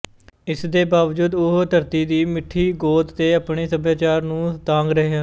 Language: Punjabi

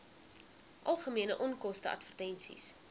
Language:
Afrikaans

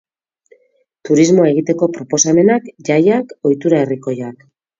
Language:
Basque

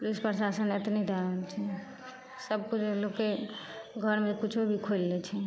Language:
Maithili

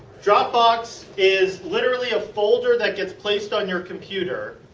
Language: English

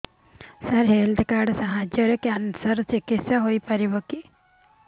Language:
Odia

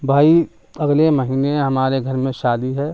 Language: Urdu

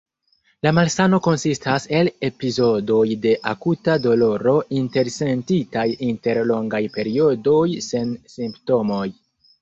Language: Esperanto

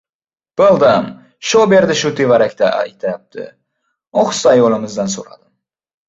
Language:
Uzbek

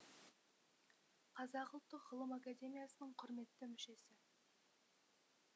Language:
Kazakh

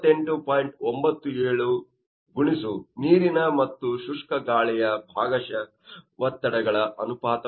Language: Kannada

